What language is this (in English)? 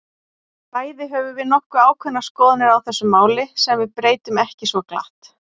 Icelandic